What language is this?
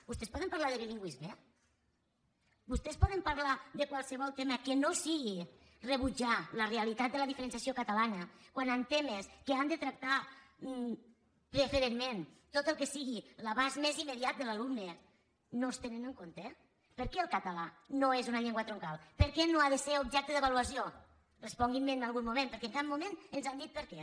Catalan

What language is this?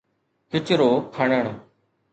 Sindhi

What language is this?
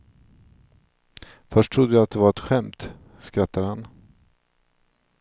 Swedish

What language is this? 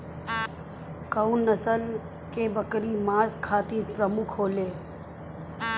Bhojpuri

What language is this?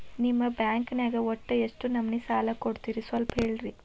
Kannada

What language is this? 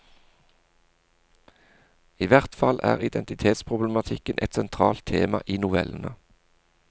Norwegian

